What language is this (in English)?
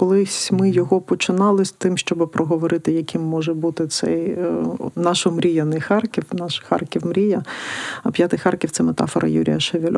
Ukrainian